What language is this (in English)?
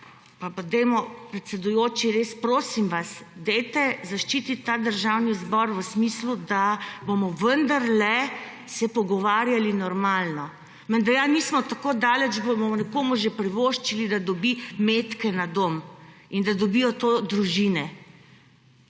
Slovenian